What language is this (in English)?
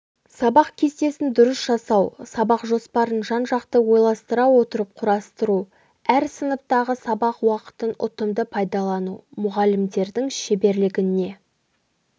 Kazakh